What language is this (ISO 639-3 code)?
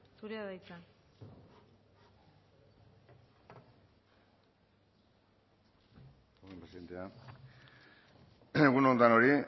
eus